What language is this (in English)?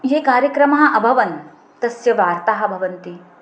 Sanskrit